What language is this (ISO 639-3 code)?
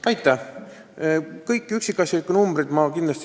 est